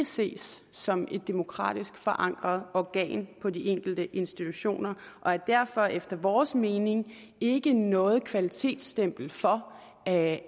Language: Danish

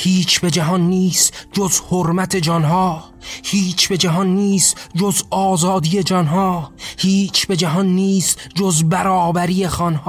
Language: Persian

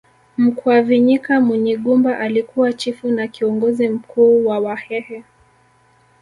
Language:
Swahili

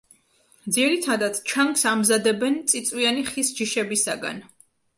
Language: Georgian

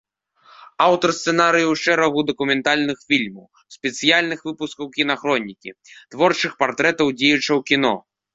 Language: Belarusian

